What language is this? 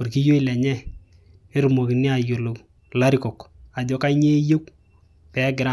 Masai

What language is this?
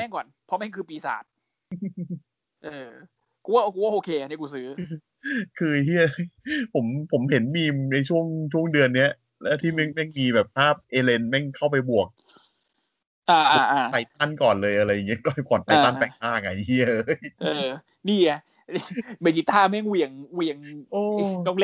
Thai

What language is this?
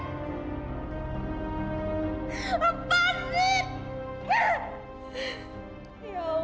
Indonesian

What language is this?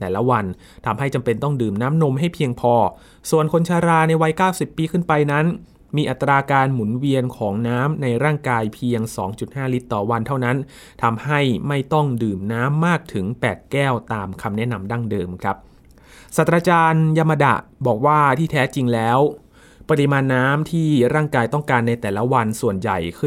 Thai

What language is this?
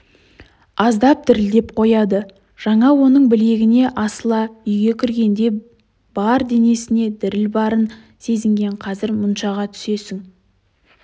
Kazakh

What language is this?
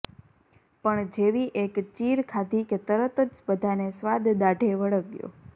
Gujarati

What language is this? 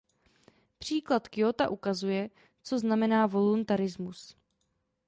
Czech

